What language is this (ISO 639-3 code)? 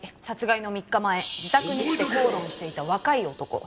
jpn